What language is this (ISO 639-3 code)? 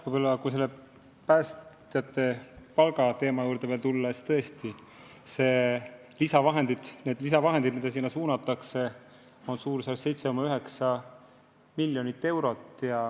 est